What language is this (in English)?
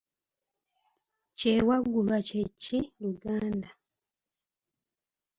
Ganda